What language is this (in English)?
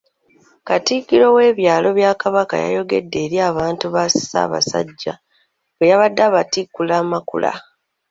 Ganda